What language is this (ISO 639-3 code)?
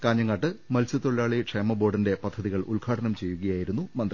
mal